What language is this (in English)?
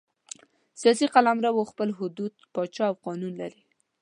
Pashto